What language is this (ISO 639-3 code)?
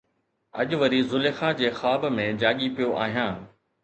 snd